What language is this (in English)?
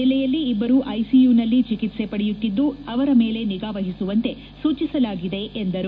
Kannada